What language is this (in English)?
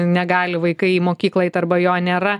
Lithuanian